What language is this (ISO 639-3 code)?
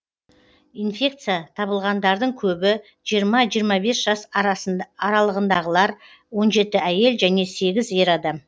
kaz